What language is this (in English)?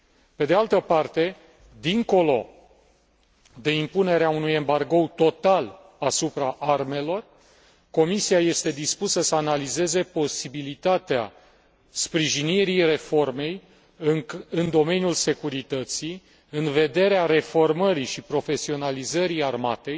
Romanian